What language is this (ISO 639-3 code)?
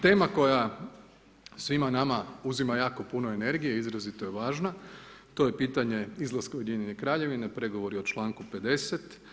hrv